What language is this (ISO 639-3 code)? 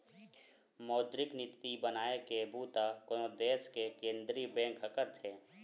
hne